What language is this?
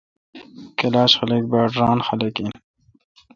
Kalkoti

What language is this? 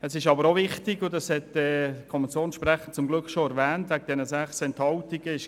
Swiss German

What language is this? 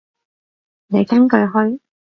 Cantonese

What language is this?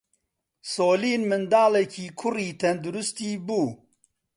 Central Kurdish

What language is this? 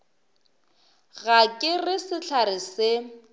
Northern Sotho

